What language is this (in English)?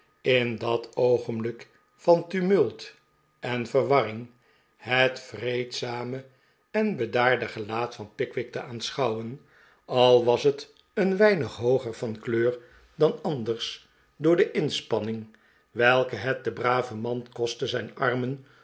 Dutch